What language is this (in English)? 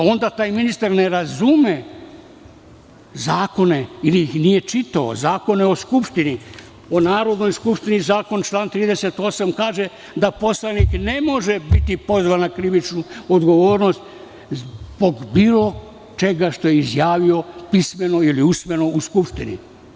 Serbian